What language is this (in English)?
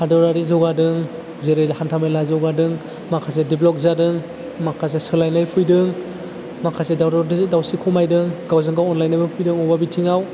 Bodo